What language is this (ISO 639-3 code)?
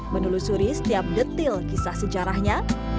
ind